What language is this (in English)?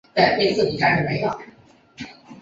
Chinese